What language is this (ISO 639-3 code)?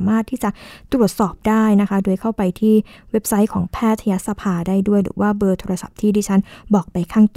tha